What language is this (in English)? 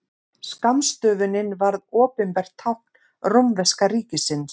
Icelandic